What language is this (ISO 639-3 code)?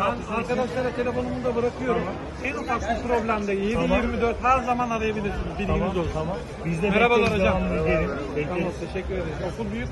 tur